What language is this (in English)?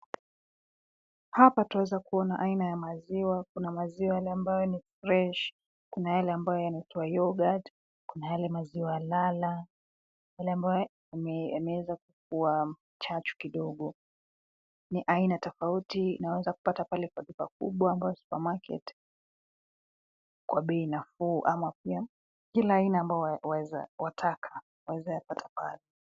Swahili